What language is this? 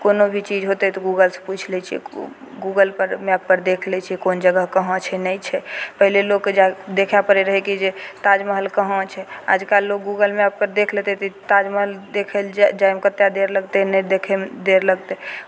Maithili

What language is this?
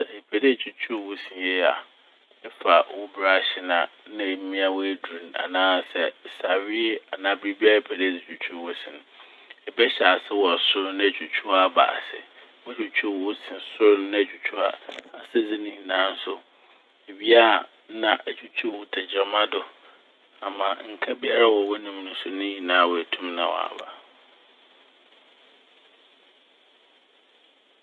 Akan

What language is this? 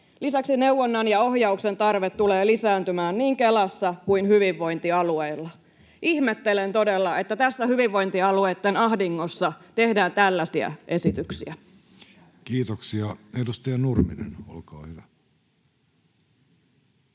Finnish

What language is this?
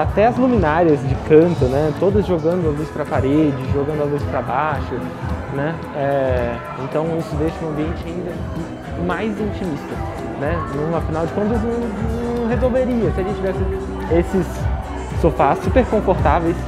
Portuguese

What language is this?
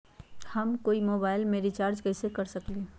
Magahi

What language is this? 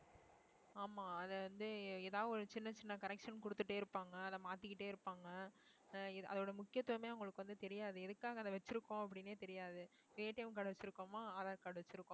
Tamil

